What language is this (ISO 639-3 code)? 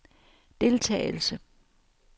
dan